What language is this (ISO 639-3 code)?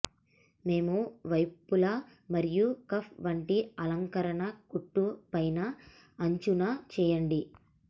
tel